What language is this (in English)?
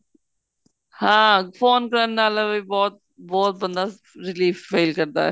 Punjabi